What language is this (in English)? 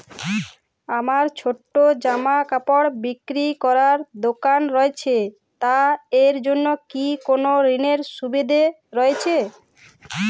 Bangla